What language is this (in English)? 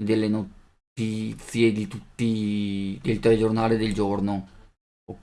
Italian